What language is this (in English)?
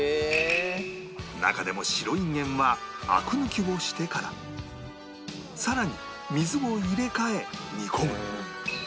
Japanese